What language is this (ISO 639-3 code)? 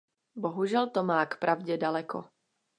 ces